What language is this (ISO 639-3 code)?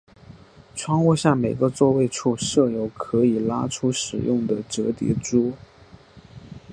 zho